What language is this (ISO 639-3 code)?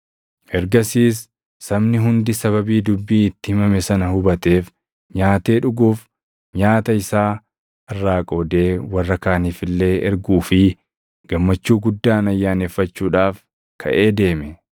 orm